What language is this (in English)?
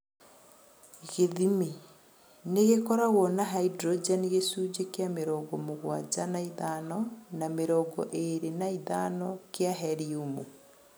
Kikuyu